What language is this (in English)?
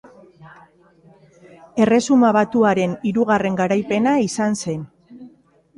Basque